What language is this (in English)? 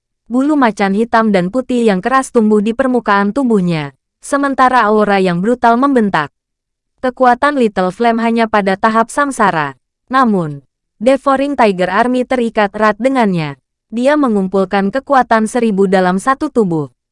Indonesian